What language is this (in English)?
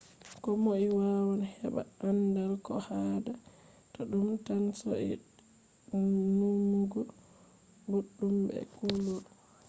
Fula